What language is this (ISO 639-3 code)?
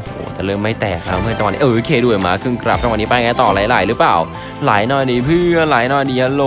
tha